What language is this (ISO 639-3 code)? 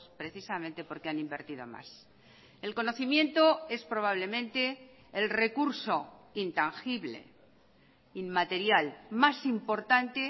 spa